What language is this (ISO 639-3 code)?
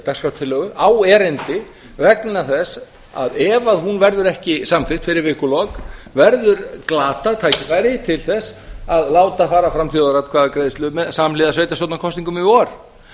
isl